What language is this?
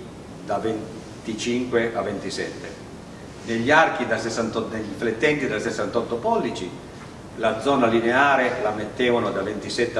Italian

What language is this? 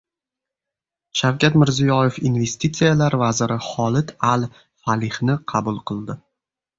Uzbek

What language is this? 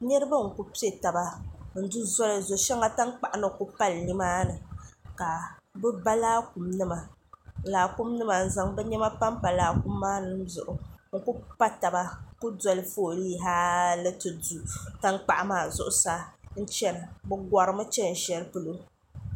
Dagbani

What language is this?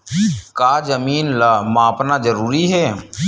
Chhattisgarhi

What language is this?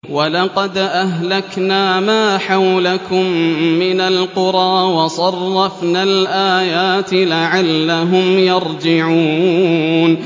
Arabic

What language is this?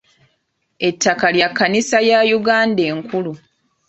Ganda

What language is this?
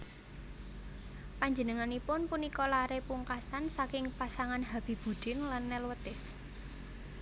Javanese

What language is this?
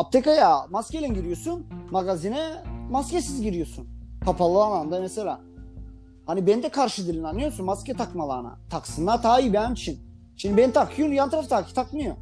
Turkish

